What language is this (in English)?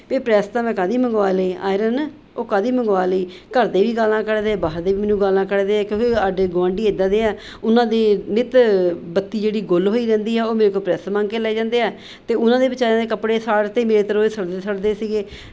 Punjabi